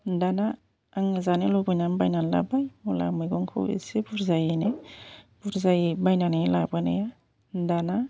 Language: Bodo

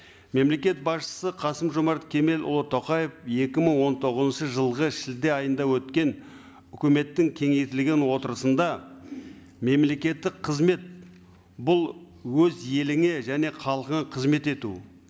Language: Kazakh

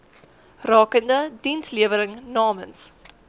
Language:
Afrikaans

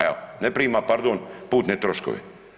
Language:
Croatian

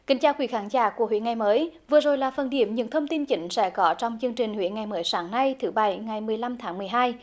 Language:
Vietnamese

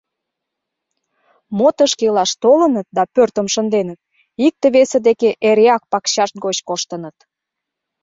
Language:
Mari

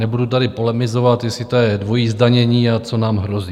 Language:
Czech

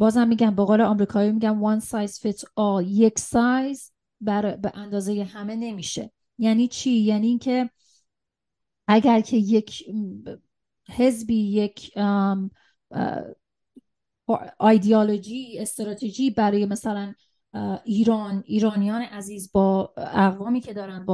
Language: Persian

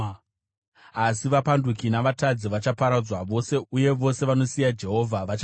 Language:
Shona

